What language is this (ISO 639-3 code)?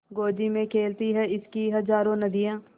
hin